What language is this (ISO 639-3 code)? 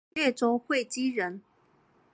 zho